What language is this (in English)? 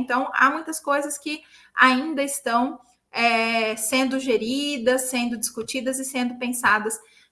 Portuguese